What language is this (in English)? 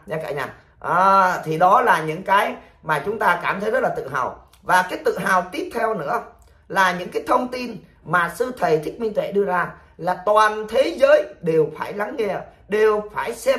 Vietnamese